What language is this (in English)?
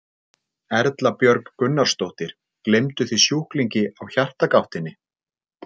Icelandic